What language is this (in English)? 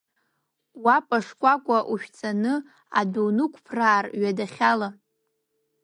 Abkhazian